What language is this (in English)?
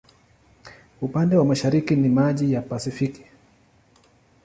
Swahili